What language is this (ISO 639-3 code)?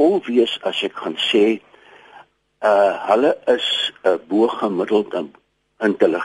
nld